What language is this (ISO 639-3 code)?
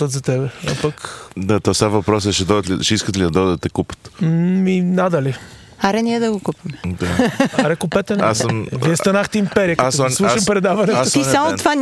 bul